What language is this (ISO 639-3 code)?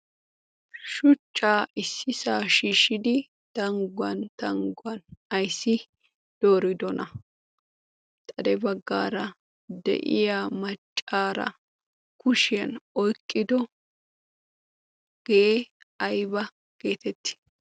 wal